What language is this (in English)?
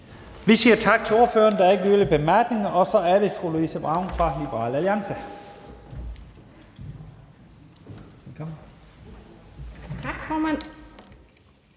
Danish